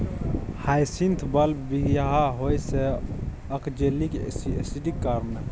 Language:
Maithili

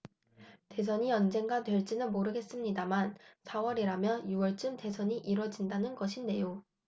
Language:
Korean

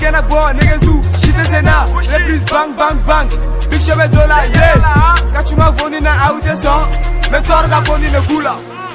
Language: Dutch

